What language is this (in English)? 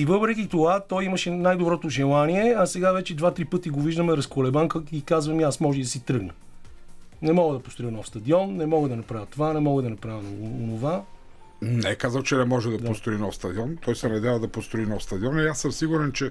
Bulgarian